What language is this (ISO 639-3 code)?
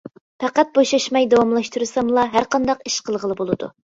uig